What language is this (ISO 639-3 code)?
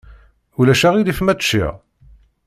kab